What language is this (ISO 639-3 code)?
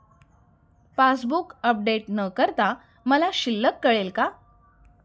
mar